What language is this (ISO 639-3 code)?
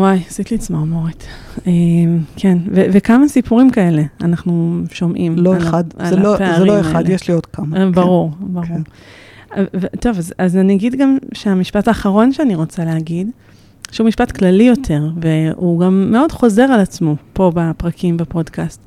heb